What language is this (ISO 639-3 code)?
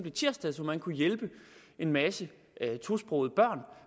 dan